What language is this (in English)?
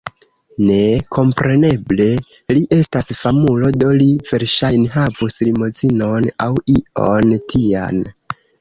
Esperanto